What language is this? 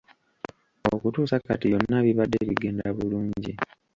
Ganda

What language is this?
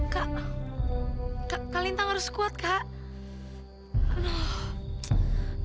Indonesian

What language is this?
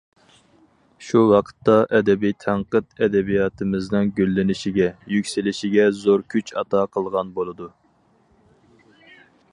Uyghur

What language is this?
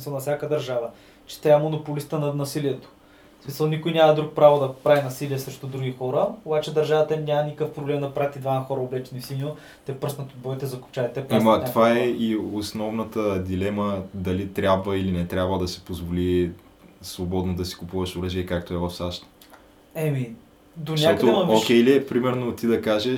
Bulgarian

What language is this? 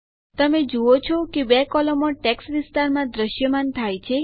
Gujarati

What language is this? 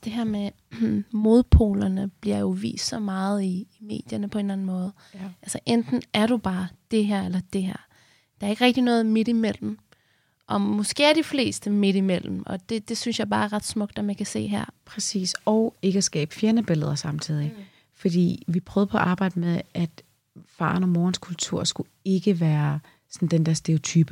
Danish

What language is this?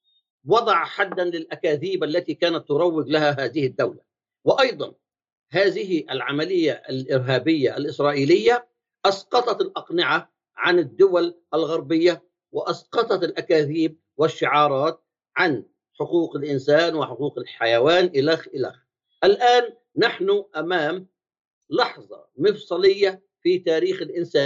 Arabic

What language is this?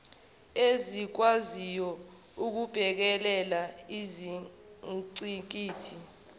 Zulu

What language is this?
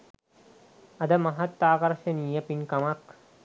Sinhala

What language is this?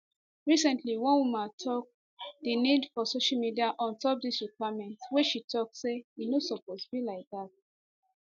Nigerian Pidgin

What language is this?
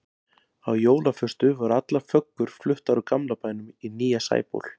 Icelandic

